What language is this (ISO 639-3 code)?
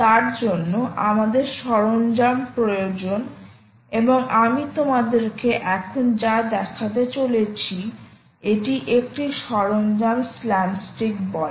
ben